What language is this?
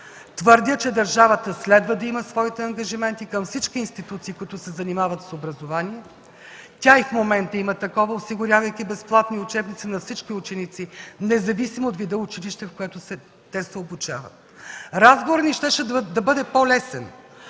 Bulgarian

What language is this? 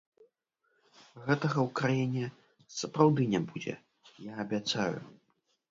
Belarusian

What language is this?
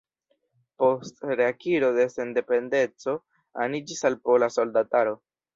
Esperanto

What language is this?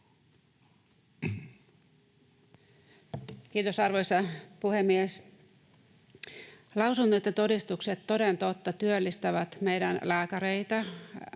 Finnish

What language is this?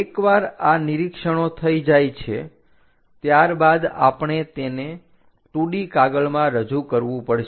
Gujarati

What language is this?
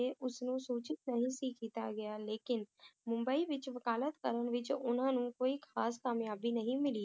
Punjabi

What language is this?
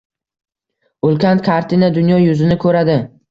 Uzbek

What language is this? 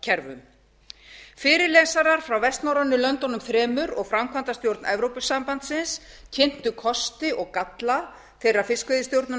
Icelandic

